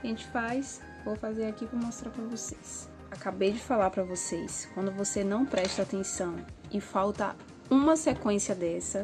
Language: Portuguese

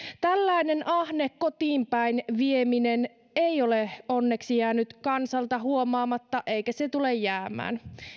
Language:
Finnish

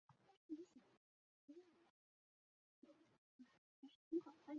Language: Chinese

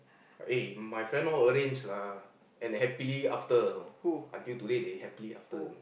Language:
English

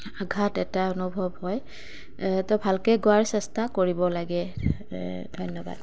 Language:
Assamese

